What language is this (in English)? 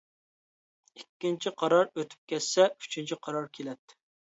Uyghur